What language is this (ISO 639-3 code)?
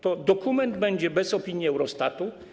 pol